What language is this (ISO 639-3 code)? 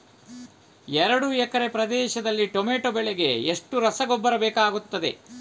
kan